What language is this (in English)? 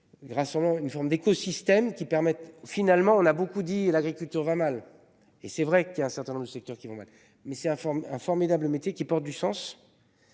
French